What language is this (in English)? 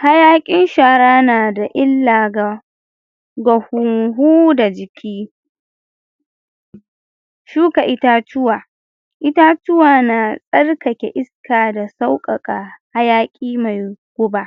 Hausa